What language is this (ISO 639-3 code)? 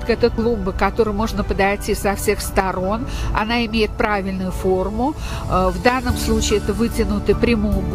rus